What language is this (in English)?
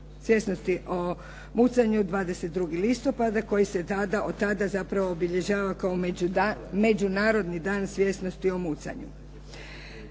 Croatian